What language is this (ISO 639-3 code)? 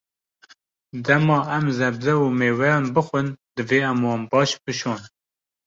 kur